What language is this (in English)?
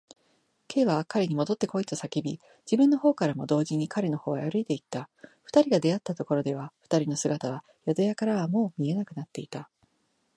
Japanese